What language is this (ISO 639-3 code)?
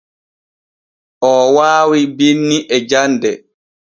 fue